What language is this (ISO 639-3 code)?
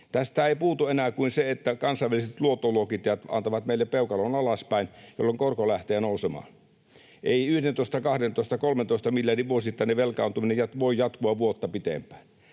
fin